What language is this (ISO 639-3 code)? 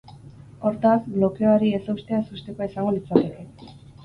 eus